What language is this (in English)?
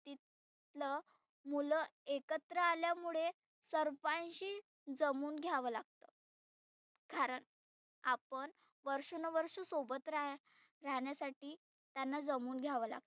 Marathi